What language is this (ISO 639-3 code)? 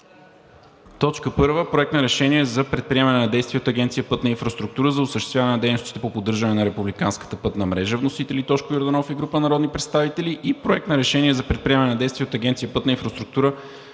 bul